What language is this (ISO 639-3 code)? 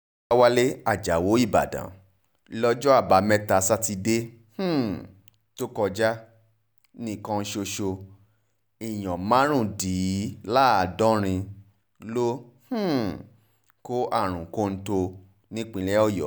yor